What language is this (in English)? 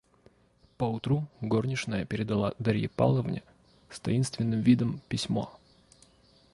Russian